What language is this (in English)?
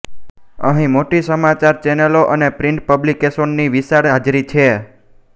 Gujarati